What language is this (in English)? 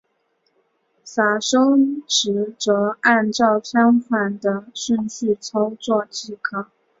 Chinese